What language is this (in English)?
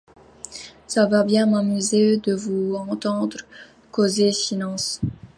French